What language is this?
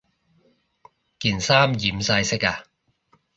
Cantonese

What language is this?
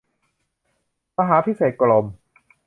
Thai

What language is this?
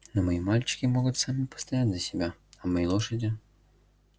Russian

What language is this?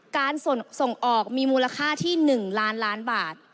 Thai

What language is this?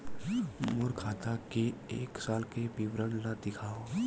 Chhattisgarhi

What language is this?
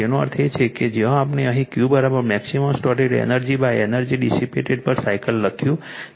Gujarati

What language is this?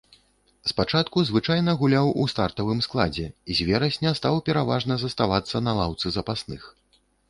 Belarusian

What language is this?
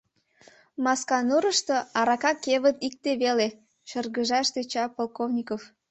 Mari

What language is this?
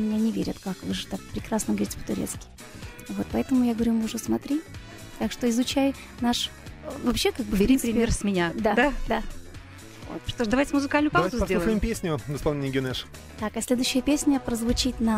Russian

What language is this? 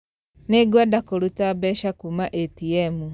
Kikuyu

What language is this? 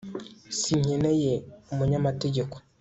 Kinyarwanda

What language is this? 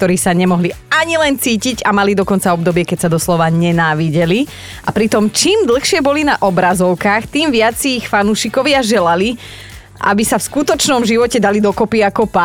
Slovak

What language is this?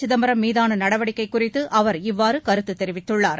Tamil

